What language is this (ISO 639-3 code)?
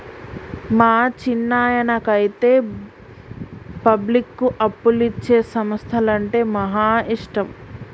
tel